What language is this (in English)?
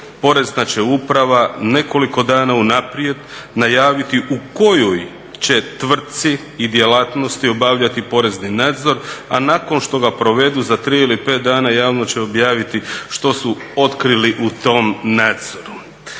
Croatian